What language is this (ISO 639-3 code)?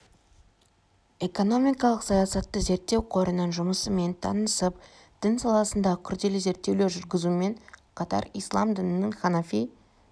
kaz